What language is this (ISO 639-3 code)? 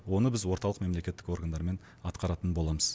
kaz